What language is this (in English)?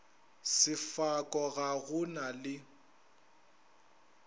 Northern Sotho